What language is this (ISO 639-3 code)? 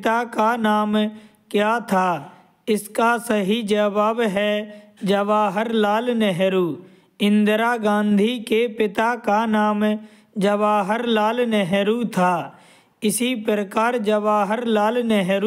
hin